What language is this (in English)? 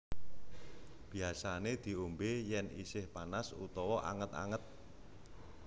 Javanese